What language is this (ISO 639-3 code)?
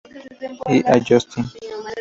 spa